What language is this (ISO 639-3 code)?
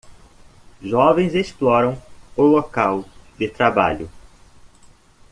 por